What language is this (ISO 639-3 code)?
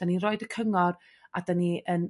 cym